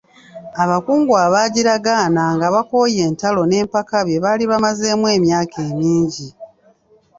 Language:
Ganda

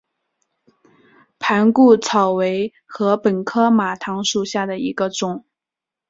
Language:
Chinese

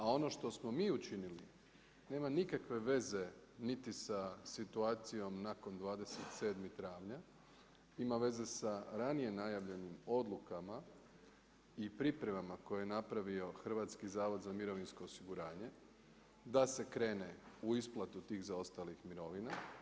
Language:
Croatian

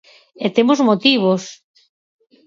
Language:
Galician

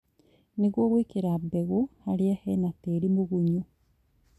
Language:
Kikuyu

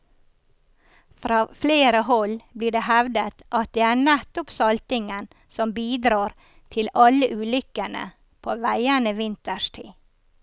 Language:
Norwegian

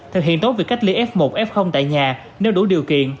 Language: Vietnamese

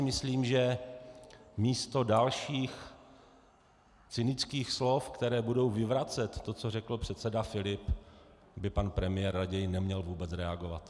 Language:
Czech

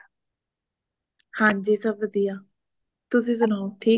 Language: Punjabi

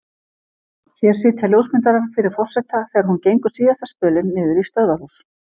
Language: Icelandic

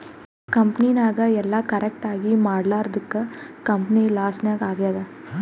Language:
Kannada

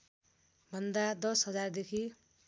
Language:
Nepali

